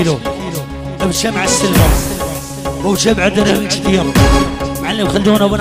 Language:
Arabic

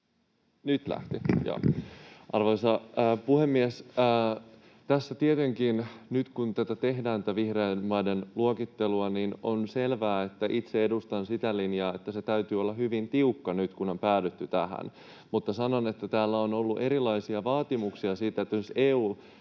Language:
Finnish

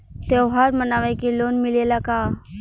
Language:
Bhojpuri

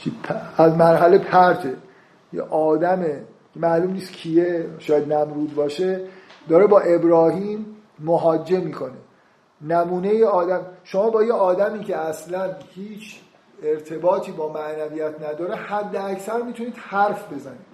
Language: Persian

